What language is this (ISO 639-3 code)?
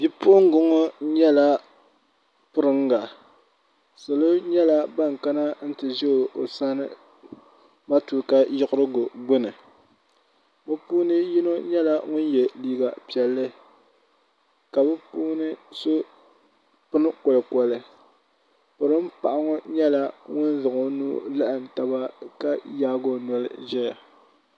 dag